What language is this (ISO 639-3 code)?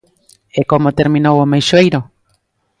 glg